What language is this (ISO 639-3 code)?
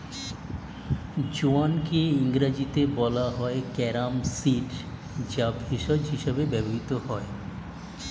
ben